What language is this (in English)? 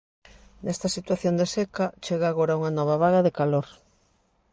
Galician